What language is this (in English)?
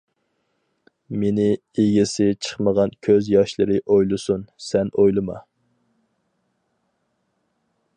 Uyghur